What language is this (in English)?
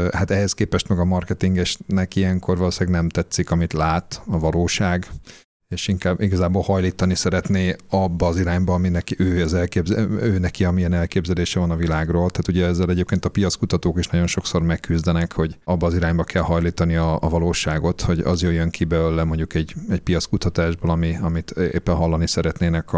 Hungarian